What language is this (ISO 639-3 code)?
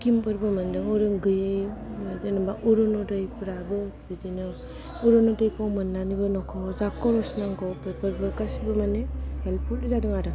brx